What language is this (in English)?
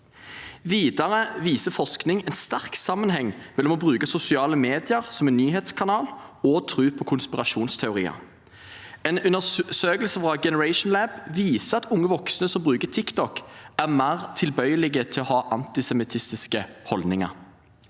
Norwegian